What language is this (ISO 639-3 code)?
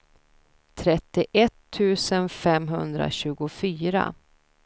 swe